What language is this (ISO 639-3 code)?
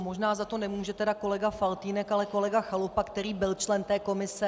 ces